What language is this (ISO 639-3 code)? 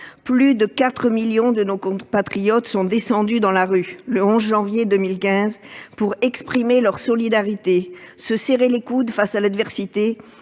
fra